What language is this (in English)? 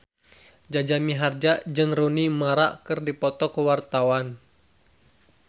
Sundanese